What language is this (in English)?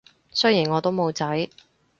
Cantonese